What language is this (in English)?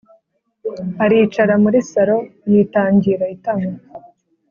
Kinyarwanda